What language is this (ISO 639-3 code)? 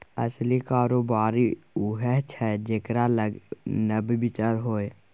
mai